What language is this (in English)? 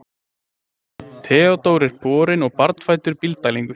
Icelandic